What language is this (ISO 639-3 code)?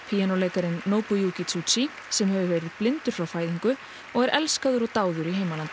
isl